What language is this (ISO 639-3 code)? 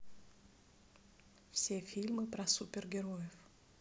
rus